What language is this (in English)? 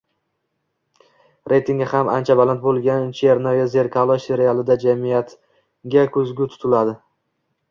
Uzbek